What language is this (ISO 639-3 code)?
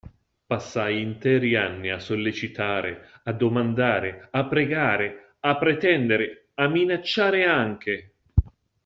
ita